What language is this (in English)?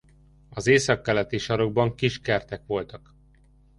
Hungarian